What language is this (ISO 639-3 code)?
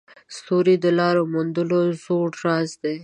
pus